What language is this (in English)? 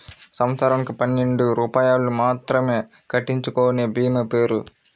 Telugu